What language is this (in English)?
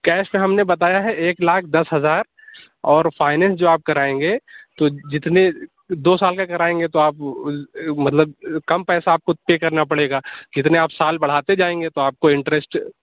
Urdu